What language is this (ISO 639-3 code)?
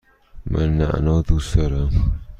fas